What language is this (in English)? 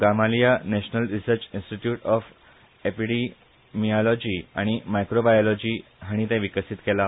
Konkani